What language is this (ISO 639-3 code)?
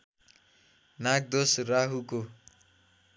nep